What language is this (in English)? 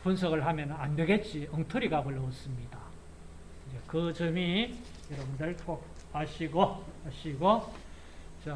Korean